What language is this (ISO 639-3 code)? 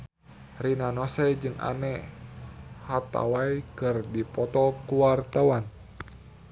sun